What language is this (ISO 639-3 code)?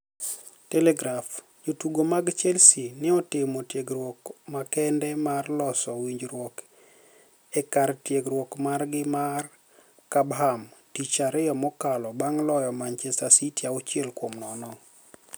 luo